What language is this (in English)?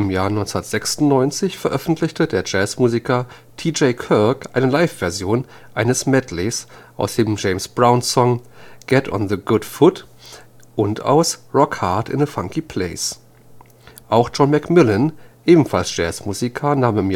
German